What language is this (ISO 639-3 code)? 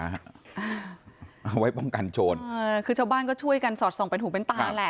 tha